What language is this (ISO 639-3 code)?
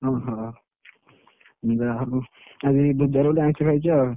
ori